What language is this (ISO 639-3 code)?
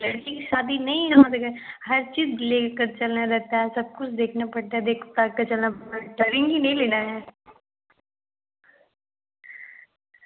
hin